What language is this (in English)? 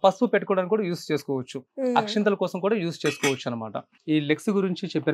Hindi